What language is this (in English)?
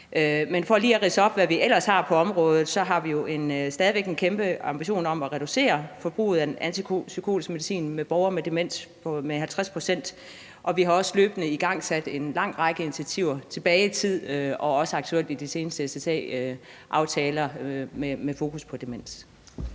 Danish